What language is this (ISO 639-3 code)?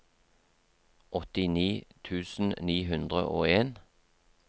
nor